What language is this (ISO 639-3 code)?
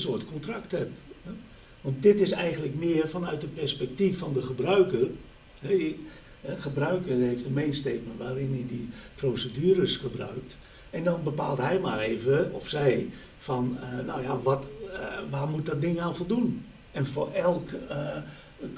nld